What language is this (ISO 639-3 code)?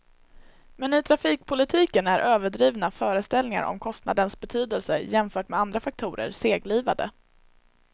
swe